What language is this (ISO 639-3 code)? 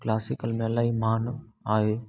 snd